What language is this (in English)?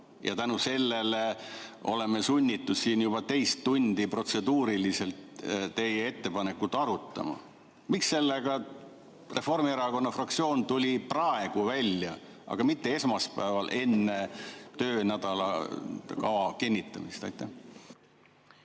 Estonian